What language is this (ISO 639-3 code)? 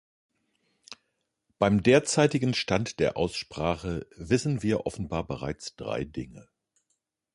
deu